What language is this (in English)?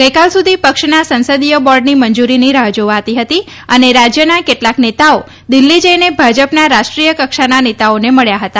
Gujarati